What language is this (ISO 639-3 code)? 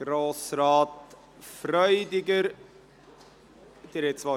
gsw